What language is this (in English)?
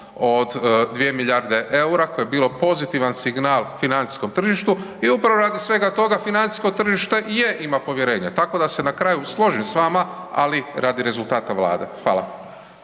Croatian